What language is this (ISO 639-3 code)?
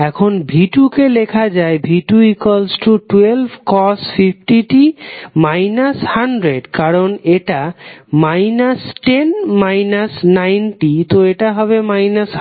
ben